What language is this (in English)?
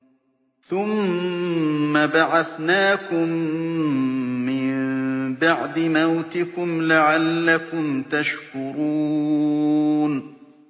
Arabic